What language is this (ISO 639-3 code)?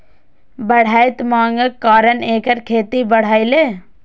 mai